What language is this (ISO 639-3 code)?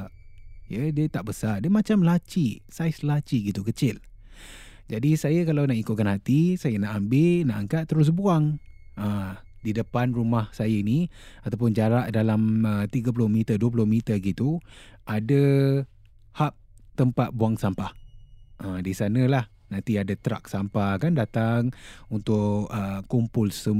msa